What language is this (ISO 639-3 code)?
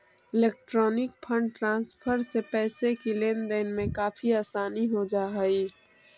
mag